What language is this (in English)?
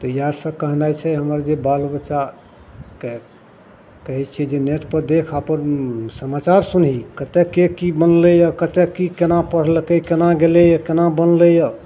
Maithili